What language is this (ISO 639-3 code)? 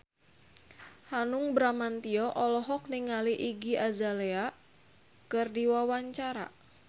sun